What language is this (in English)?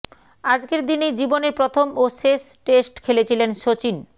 Bangla